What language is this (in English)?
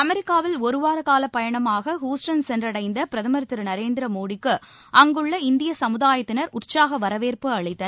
Tamil